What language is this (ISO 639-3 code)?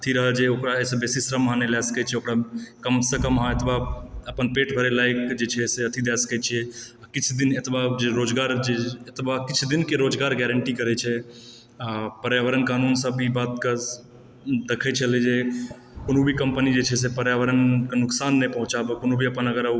mai